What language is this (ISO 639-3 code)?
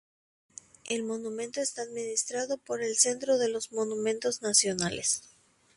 spa